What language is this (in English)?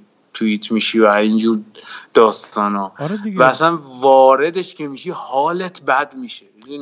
Persian